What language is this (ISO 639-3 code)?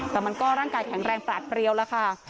tha